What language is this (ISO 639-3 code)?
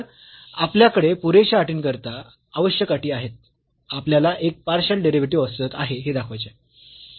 mar